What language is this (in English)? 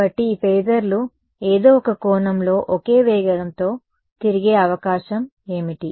Telugu